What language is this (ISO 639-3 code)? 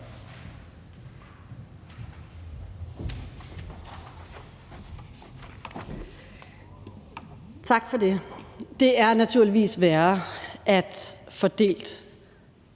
dan